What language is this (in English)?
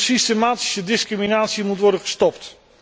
Dutch